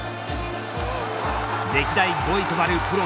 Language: Japanese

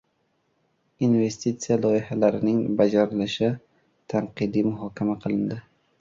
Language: Uzbek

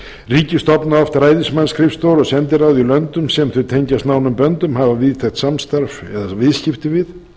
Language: Icelandic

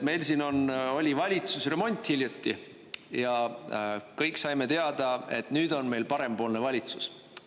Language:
Estonian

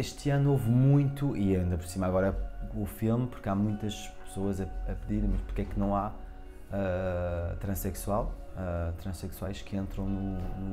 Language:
Portuguese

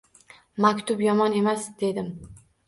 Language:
Uzbek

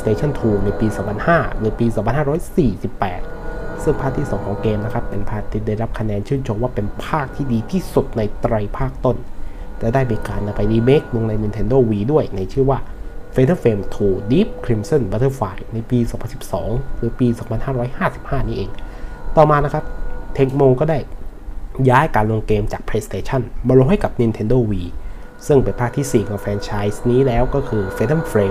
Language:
Thai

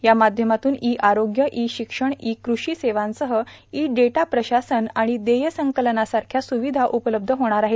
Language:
Marathi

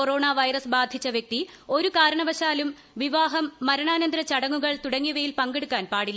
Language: Malayalam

